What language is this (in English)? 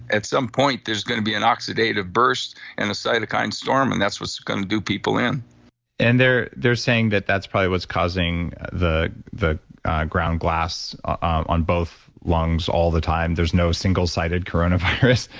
English